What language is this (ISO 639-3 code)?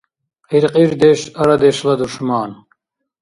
dar